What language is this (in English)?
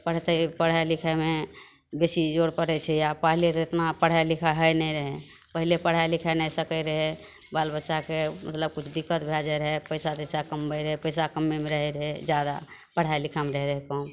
Maithili